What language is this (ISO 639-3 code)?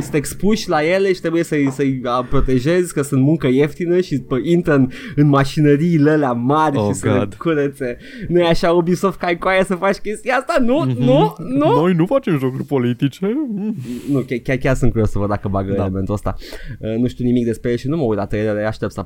ron